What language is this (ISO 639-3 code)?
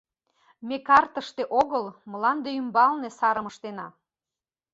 chm